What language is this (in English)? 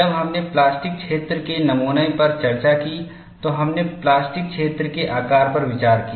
Hindi